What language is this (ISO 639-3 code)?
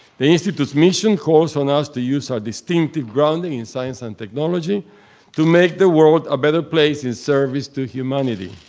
eng